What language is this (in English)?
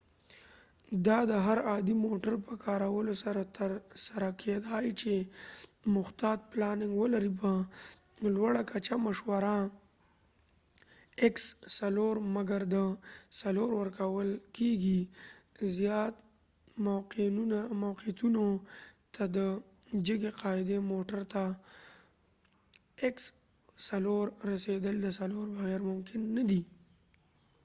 Pashto